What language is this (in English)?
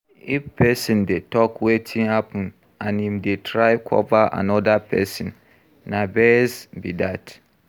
Nigerian Pidgin